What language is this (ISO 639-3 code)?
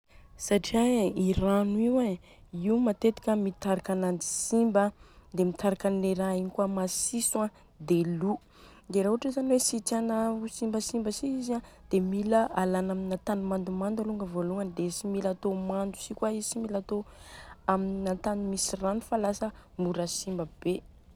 bzc